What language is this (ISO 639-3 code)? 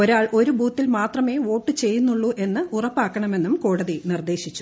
mal